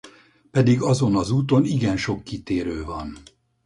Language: Hungarian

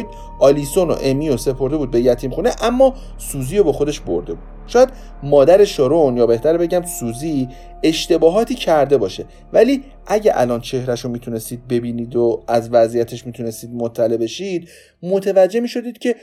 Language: Persian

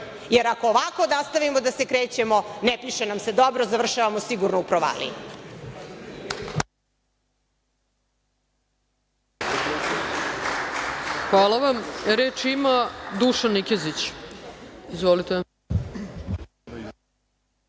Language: Serbian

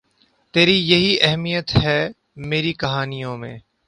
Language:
Urdu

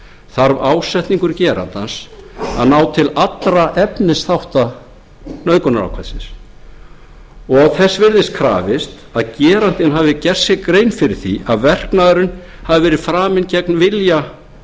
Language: Icelandic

